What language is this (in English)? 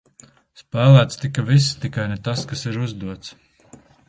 Latvian